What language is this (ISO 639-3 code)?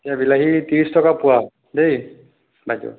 asm